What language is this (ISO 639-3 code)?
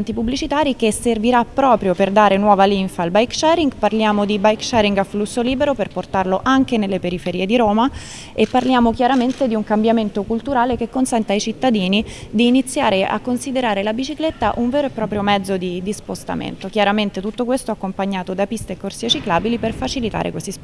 ita